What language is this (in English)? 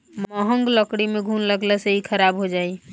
Bhojpuri